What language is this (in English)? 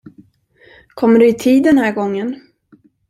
Swedish